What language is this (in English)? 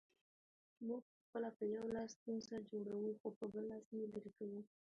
Pashto